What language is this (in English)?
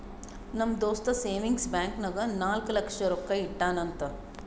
Kannada